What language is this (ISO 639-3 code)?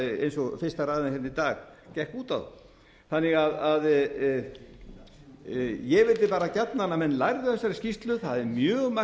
isl